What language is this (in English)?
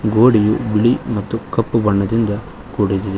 Kannada